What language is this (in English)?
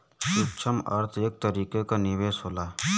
Bhojpuri